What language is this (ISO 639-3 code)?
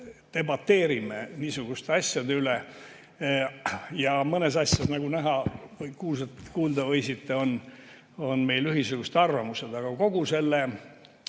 est